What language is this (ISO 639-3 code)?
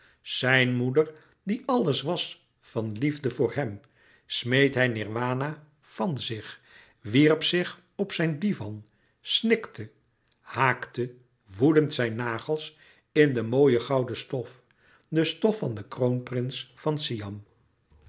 nld